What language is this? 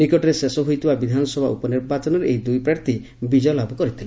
Odia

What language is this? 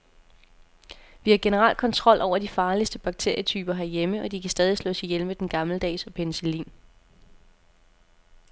Danish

